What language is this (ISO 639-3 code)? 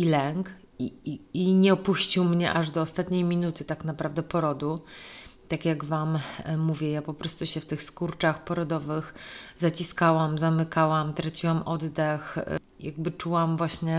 pol